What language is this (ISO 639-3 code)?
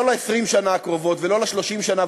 heb